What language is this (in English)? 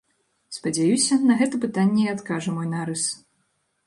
Belarusian